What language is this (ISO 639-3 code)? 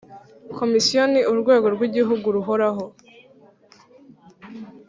kin